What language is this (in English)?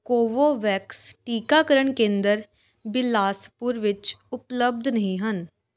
Punjabi